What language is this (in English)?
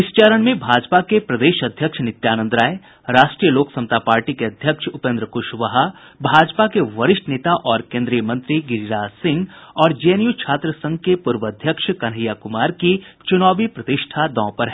Hindi